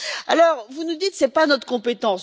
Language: French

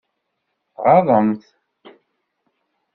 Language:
Kabyle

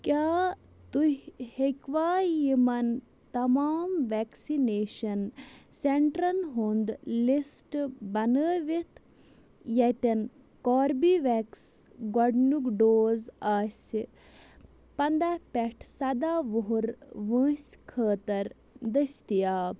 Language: Kashmiri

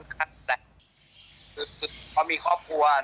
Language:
Thai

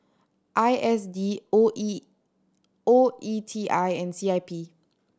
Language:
English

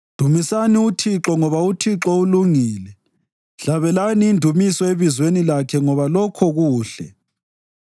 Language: North Ndebele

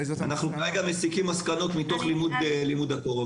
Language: Hebrew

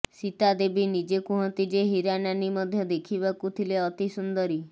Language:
Odia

